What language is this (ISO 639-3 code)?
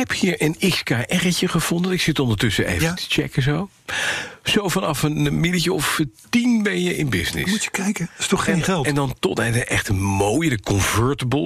nld